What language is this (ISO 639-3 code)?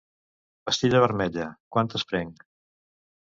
cat